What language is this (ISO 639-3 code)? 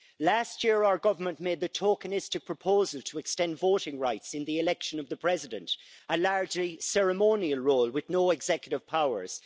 eng